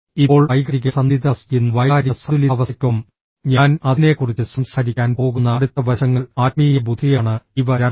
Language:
Malayalam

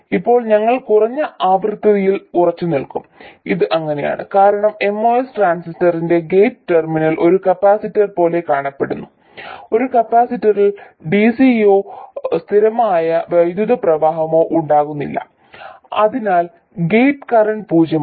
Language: Malayalam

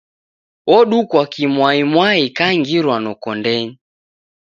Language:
Taita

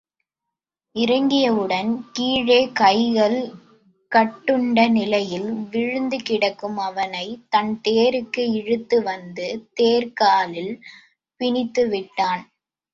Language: Tamil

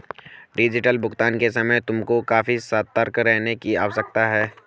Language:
Hindi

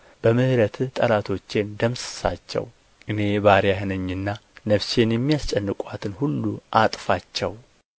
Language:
Amharic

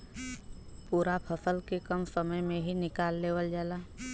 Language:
Bhojpuri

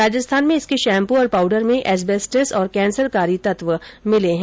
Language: Hindi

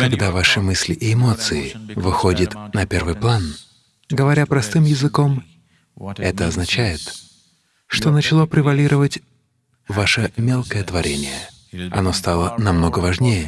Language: Russian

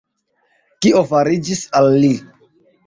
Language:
Esperanto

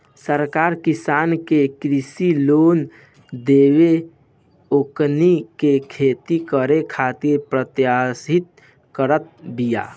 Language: Bhojpuri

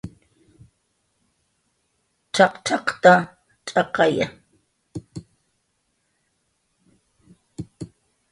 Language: Jaqaru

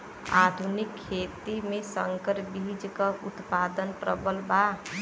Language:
Bhojpuri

